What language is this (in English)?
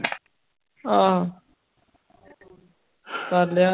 Punjabi